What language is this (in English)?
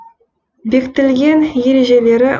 Kazakh